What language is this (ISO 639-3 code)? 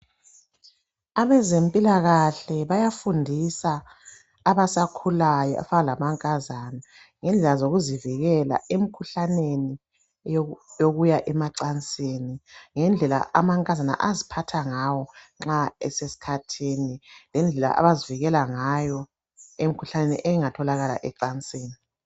nde